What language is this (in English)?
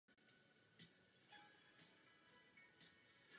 Czech